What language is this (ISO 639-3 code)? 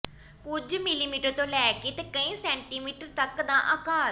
pan